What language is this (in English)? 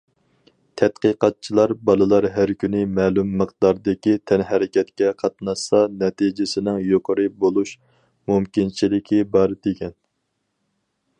Uyghur